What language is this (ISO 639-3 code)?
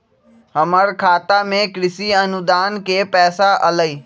mag